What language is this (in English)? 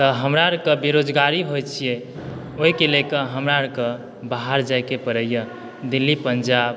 Maithili